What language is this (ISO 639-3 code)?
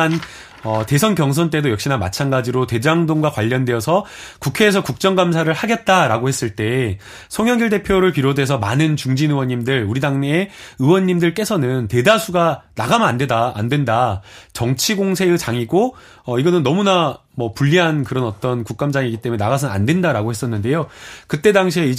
kor